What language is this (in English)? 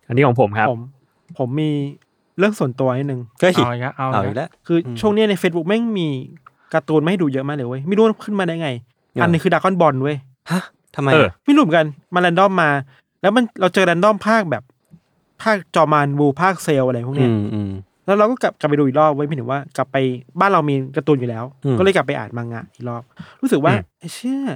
Thai